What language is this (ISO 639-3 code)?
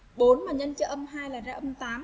vie